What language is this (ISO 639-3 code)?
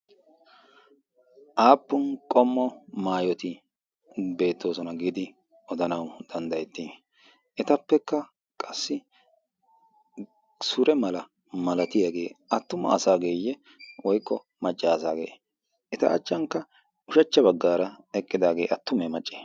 wal